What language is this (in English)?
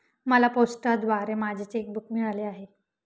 Marathi